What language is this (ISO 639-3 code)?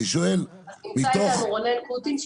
heb